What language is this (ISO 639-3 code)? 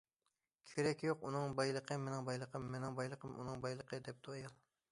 uig